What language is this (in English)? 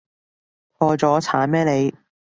Cantonese